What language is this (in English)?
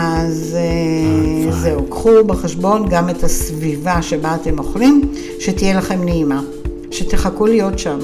Hebrew